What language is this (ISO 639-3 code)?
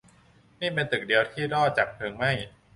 tha